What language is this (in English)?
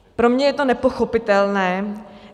Czech